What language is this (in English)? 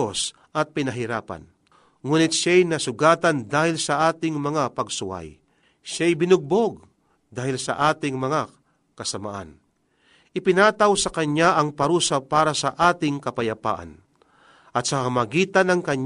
Filipino